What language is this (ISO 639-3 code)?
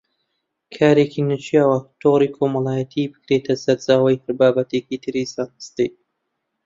ckb